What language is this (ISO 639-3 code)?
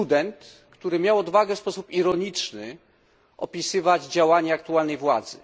pol